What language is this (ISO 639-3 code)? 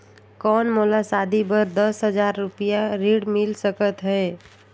hne